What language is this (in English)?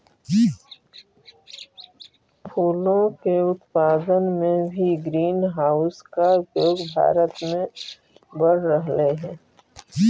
Magahi